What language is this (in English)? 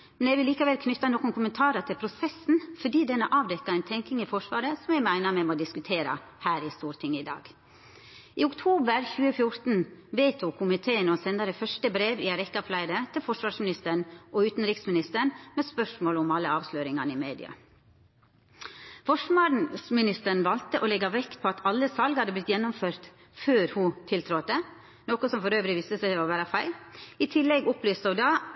Norwegian Nynorsk